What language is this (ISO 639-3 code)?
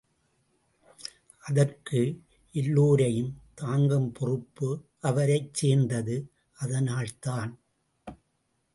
tam